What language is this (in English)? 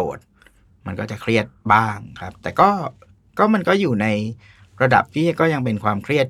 Thai